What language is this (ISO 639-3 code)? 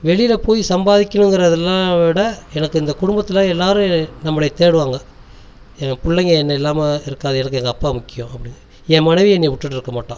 tam